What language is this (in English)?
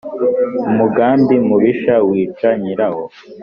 Kinyarwanda